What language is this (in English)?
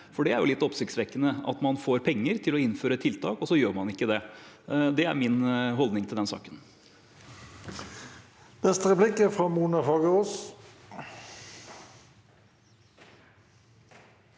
Norwegian